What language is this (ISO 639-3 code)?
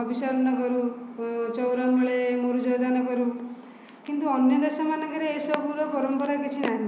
ori